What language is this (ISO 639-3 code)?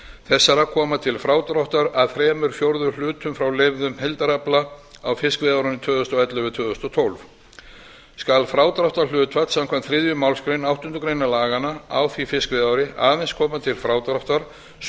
isl